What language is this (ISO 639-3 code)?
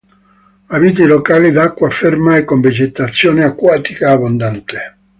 ita